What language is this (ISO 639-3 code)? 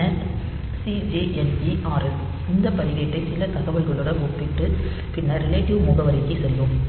tam